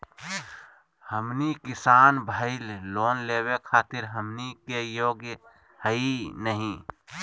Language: Magahi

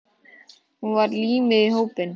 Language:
Icelandic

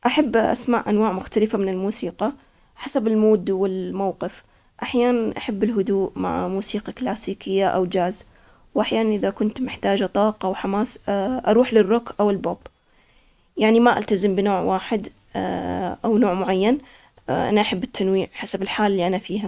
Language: Omani Arabic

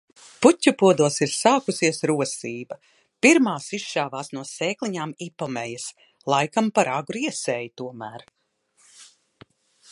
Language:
Latvian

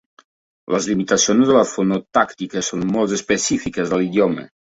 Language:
Catalan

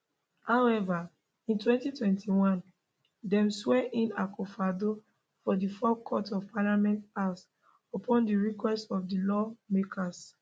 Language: Nigerian Pidgin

